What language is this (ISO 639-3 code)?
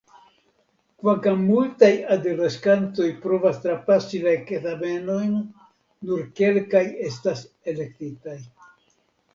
epo